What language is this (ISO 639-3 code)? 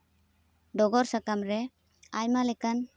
sat